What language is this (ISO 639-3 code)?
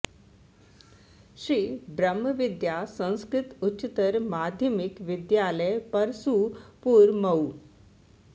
san